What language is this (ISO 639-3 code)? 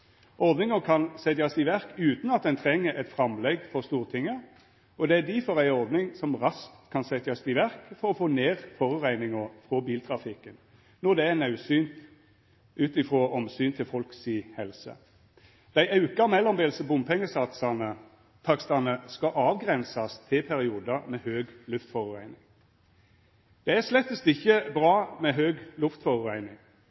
nno